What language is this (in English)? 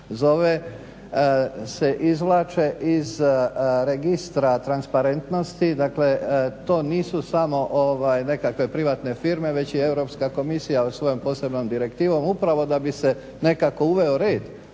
Croatian